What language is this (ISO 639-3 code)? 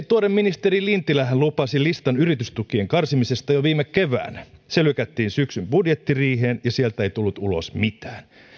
fin